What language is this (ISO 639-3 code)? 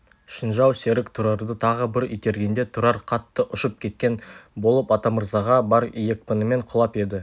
kaz